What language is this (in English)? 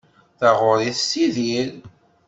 Kabyle